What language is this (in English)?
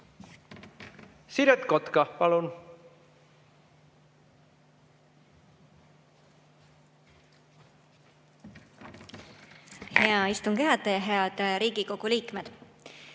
Estonian